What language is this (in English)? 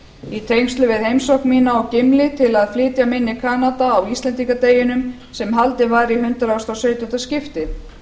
Icelandic